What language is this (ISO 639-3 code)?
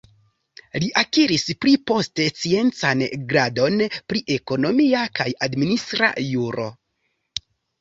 epo